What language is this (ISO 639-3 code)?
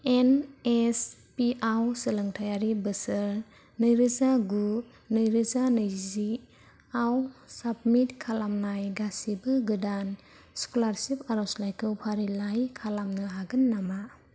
brx